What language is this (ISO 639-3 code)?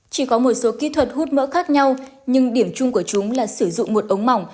vie